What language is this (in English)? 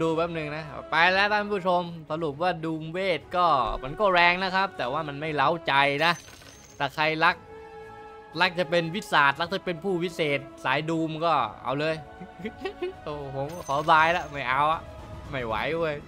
Thai